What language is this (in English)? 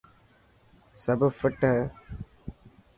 Dhatki